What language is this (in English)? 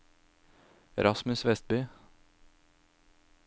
Norwegian